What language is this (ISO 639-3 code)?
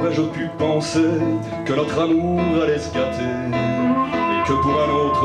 fra